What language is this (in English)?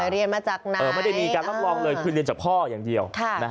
Thai